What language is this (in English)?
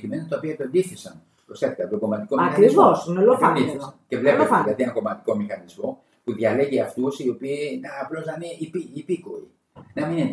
Greek